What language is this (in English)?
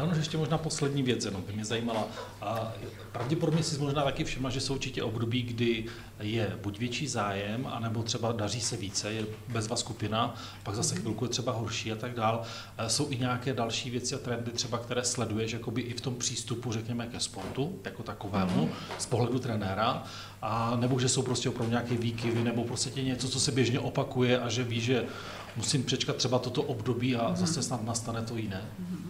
Czech